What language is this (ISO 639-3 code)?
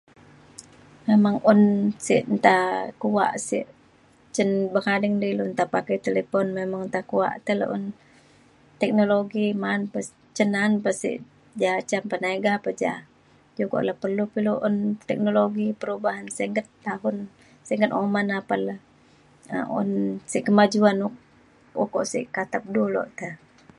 xkl